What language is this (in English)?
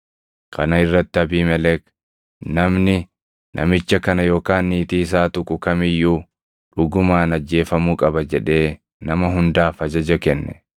Oromo